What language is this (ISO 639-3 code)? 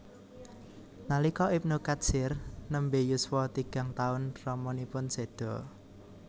jav